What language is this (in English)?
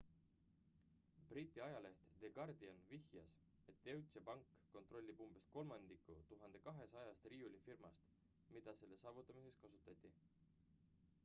Estonian